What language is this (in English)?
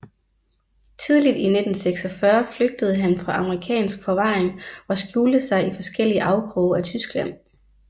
Danish